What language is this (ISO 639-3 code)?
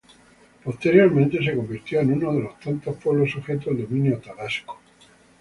spa